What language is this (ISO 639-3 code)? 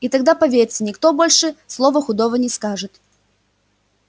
rus